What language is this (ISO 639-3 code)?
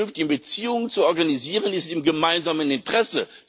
deu